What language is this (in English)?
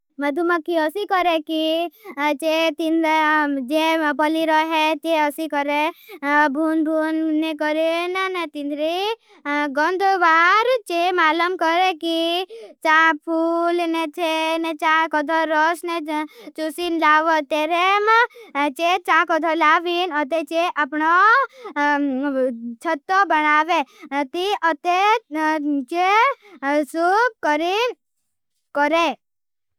Bhili